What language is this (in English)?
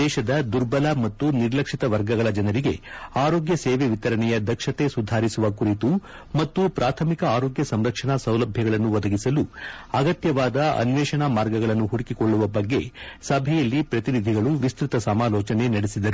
Kannada